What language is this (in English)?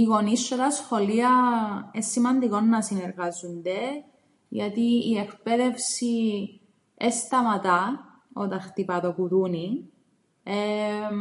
Greek